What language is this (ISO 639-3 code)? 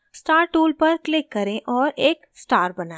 hin